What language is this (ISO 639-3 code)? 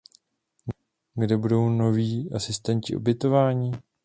ces